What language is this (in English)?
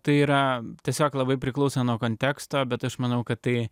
Lithuanian